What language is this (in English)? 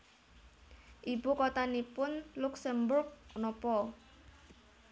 Javanese